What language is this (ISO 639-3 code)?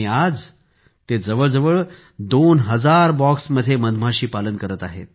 mar